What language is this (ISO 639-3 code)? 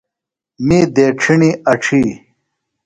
phl